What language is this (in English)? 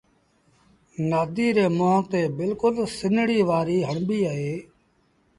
Sindhi Bhil